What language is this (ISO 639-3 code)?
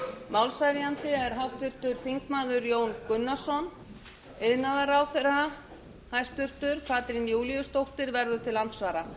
isl